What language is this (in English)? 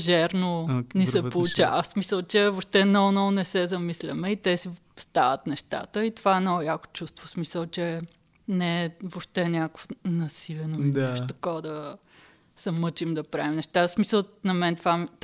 Bulgarian